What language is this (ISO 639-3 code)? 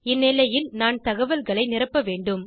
tam